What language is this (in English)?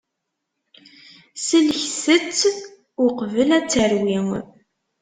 Kabyle